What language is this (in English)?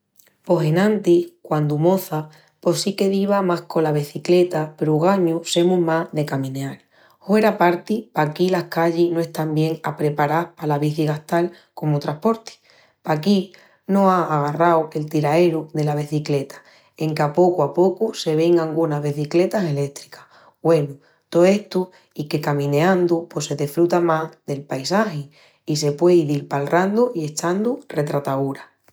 Extremaduran